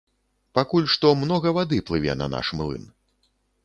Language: Belarusian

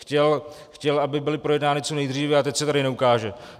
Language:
Czech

